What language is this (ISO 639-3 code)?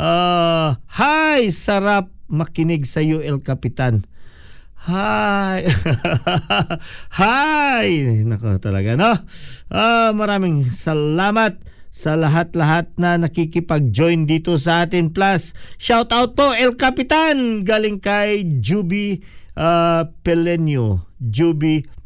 fil